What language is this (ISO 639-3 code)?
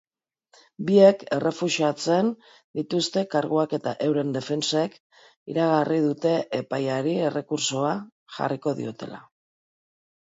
eus